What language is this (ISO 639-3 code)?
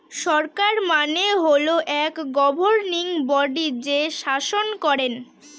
ben